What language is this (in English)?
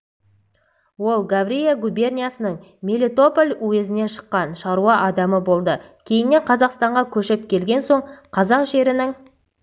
Kazakh